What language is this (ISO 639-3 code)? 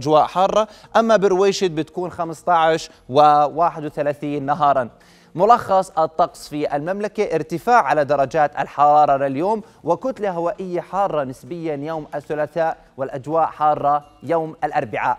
ara